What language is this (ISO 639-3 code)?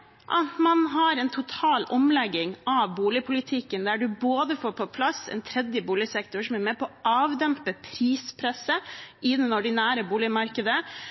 nob